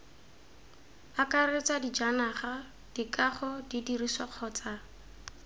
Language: Tswana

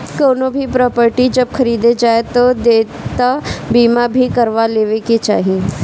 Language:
Bhojpuri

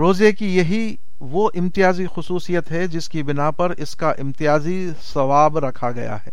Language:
Urdu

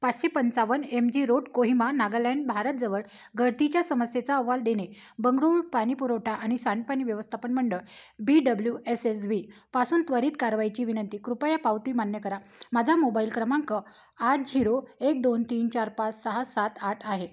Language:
Marathi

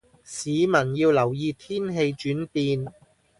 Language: Cantonese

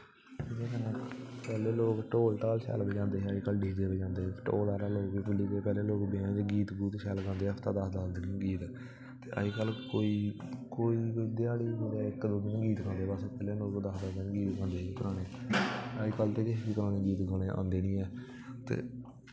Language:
Dogri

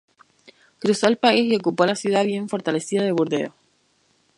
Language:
Spanish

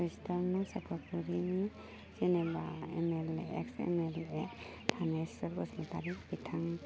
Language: Bodo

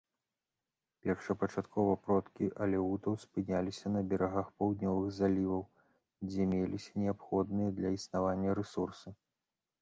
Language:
Belarusian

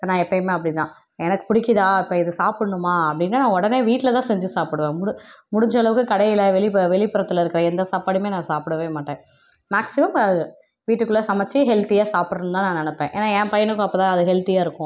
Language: Tamil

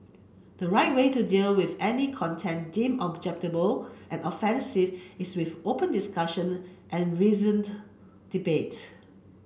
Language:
English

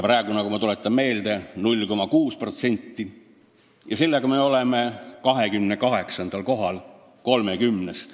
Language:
Estonian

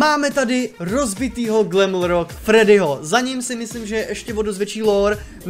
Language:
Czech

